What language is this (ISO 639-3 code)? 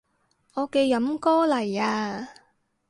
yue